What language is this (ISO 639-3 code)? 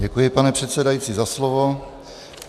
ces